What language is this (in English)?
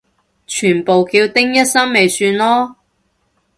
Cantonese